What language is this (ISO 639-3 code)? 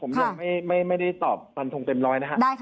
tha